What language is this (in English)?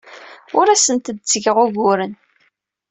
Kabyle